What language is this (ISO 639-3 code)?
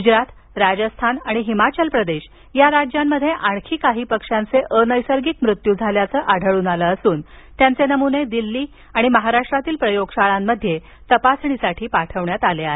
mar